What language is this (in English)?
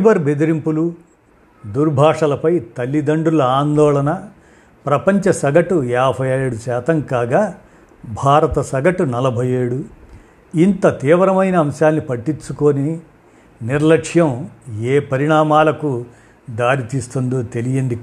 Telugu